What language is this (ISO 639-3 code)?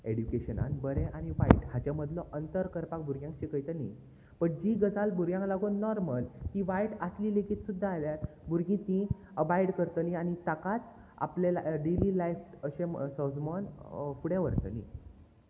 kok